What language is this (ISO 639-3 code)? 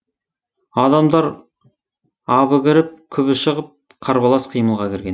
kaz